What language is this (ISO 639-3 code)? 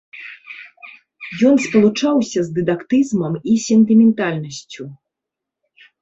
bel